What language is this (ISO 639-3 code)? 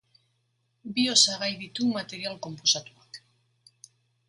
eus